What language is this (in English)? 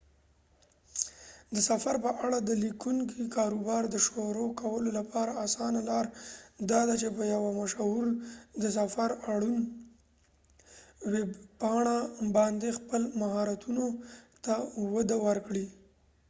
Pashto